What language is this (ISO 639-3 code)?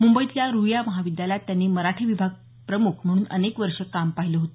mar